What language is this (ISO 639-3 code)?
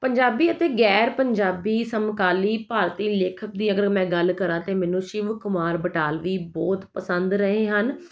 pan